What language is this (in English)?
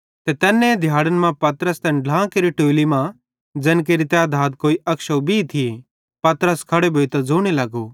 Bhadrawahi